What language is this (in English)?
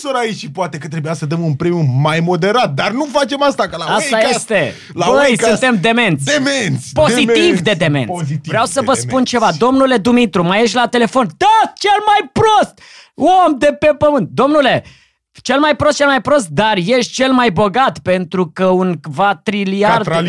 Romanian